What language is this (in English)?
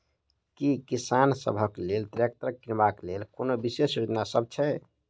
Maithili